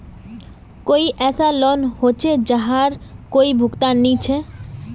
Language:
Magahi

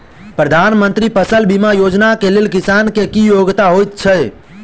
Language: Maithili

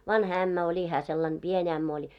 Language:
Finnish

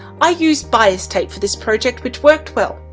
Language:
English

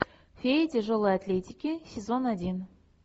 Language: Russian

